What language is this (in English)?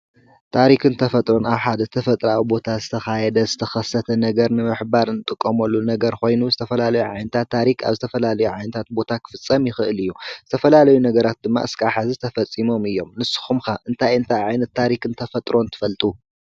Tigrinya